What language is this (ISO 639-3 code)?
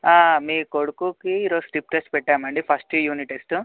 tel